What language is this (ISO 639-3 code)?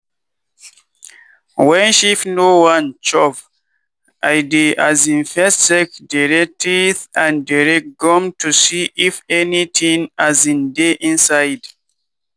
pcm